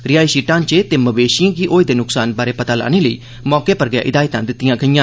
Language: Dogri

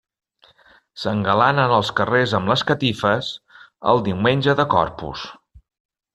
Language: Catalan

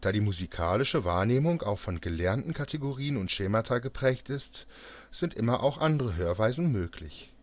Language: German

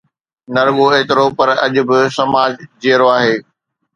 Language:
Sindhi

